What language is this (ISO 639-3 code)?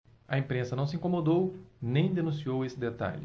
por